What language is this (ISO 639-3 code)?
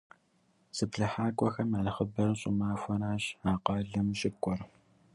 kbd